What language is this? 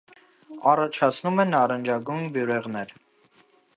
Armenian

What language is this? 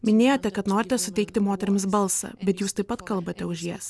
Lithuanian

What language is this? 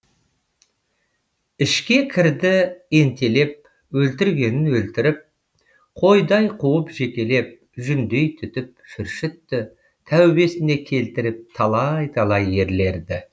Kazakh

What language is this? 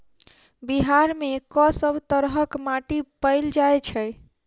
Maithili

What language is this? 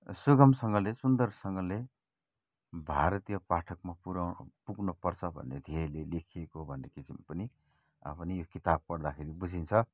Nepali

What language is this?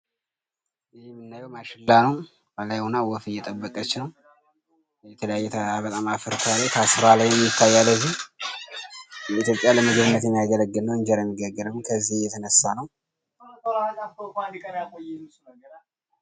Amharic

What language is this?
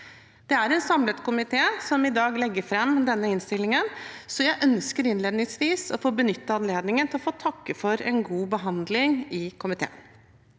Norwegian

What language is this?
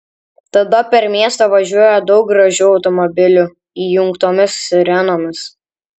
Lithuanian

